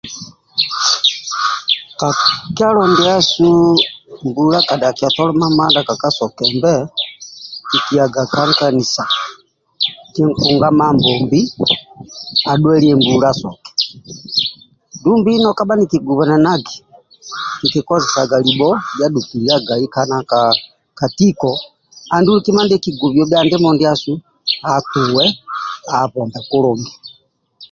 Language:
Amba (Uganda)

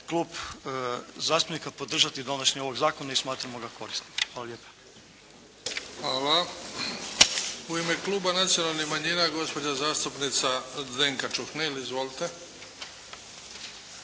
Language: Croatian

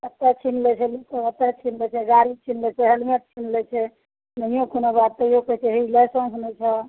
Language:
Maithili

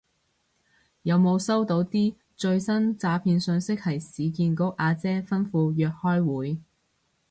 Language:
Cantonese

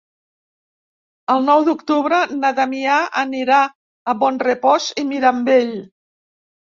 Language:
Catalan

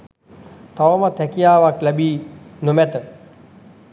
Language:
Sinhala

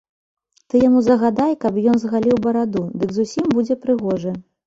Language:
Belarusian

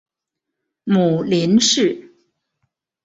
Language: Chinese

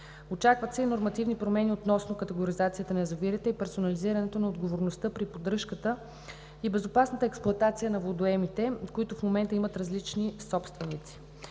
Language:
Bulgarian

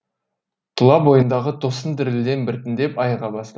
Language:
Kazakh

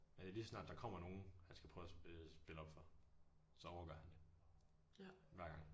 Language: Danish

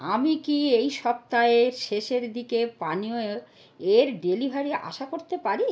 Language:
Bangla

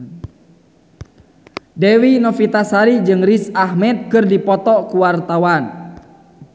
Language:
Sundanese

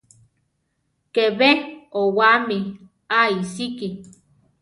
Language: Central Tarahumara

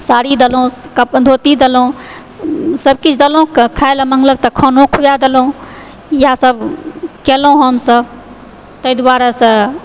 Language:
Maithili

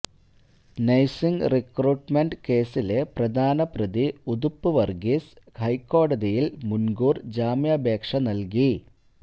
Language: Malayalam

